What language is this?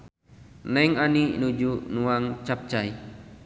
Sundanese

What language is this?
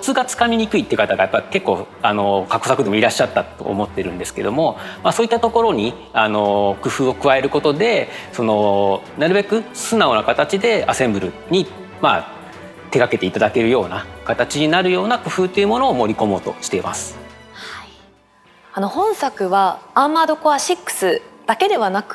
Japanese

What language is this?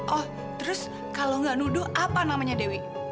Indonesian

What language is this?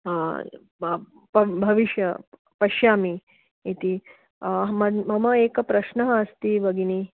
Sanskrit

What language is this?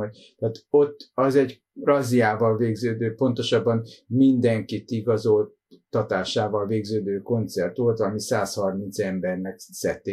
Hungarian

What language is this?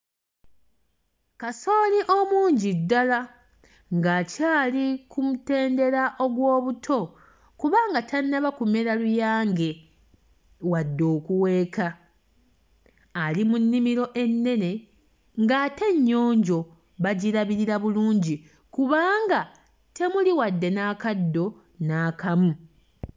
Ganda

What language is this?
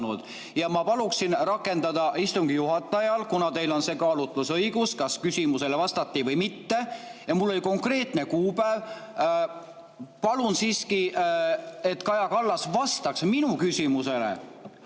Estonian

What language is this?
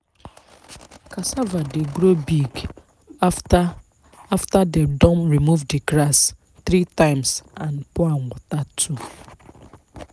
Nigerian Pidgin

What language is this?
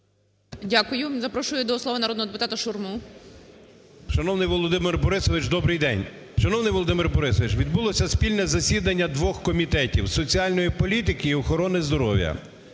Ukrainian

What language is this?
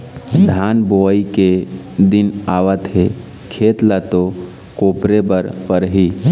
Chhattisgarhi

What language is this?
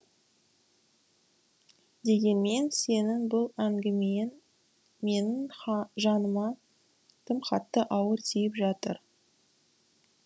Kazakh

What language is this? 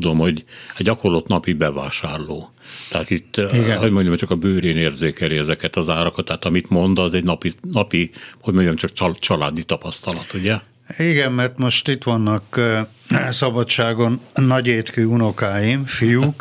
Hungarian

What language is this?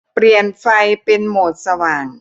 Thai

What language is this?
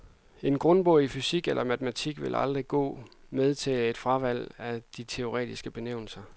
Danish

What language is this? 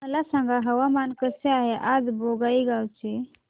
Marathi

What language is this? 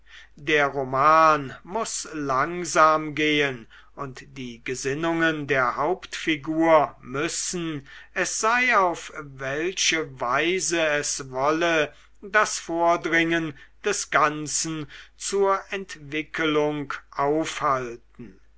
German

